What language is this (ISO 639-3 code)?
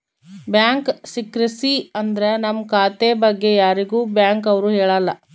kan